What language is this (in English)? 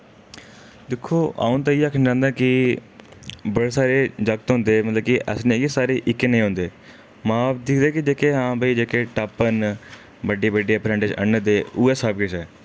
Dogri